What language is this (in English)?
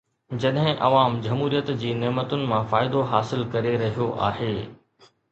Sindhi